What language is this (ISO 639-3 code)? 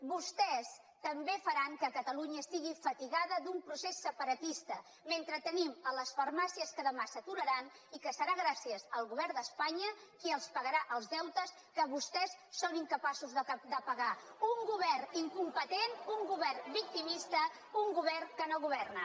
cat